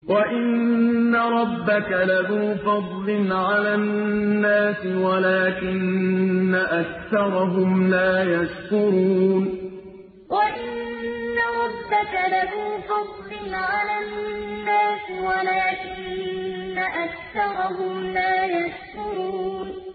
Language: Arabic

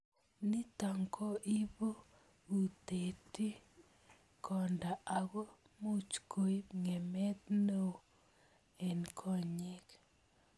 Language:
Kalenjin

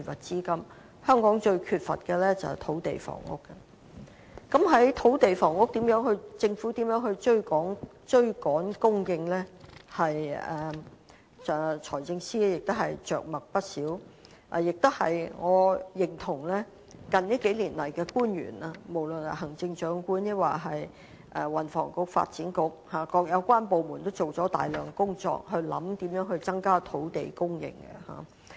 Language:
Cantonese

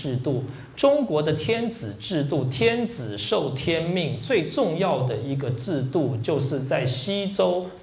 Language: Chinese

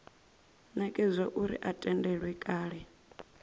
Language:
Venda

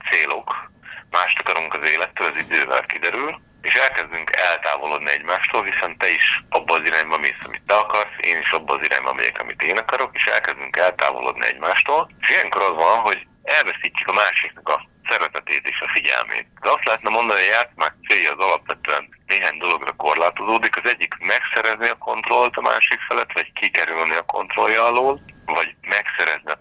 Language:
Hungarian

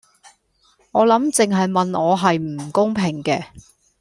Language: Cantonese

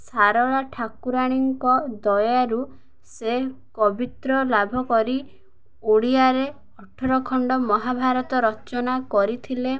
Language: Odia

